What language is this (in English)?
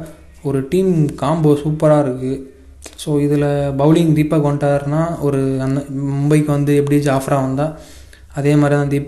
Tamil